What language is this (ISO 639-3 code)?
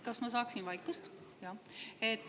est